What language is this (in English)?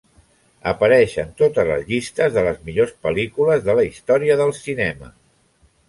Catalan